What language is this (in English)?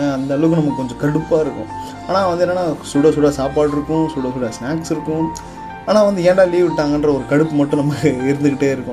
Tamil